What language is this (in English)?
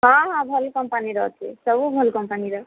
Odia